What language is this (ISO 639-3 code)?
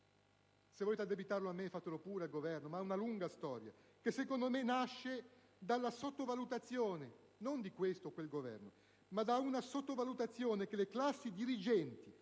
ita